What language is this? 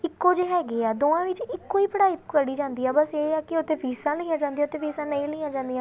Punjabi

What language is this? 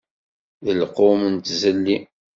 Kabyle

